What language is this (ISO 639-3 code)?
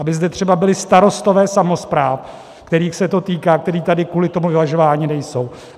ces